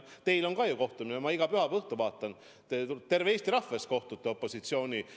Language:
Estonian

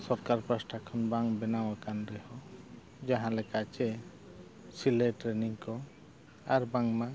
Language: Santali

